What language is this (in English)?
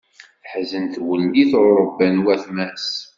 Kabyle